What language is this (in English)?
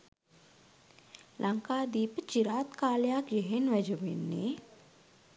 Sinhala